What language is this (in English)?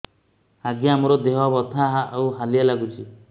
Odia